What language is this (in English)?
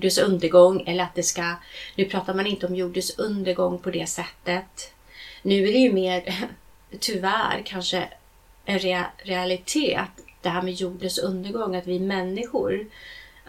Swedish